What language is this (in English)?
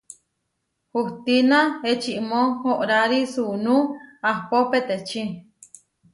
Huarijio